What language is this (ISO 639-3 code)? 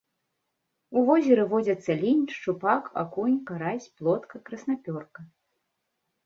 bel